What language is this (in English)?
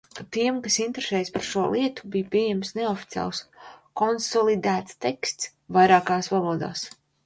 Latvian